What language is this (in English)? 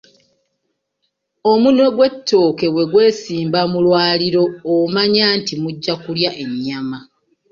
Ganda